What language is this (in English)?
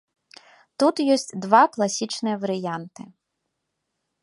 Belarusian